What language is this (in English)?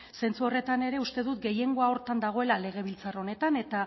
Basque